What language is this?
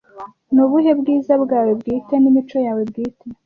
Kinyarwanda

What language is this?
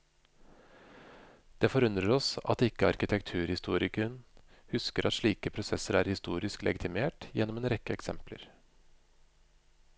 Norwegian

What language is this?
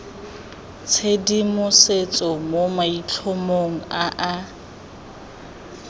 Tswana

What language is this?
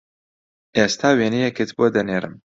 Central Kurdish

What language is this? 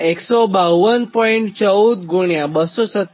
Gujarati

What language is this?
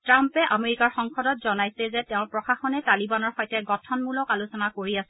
Assamese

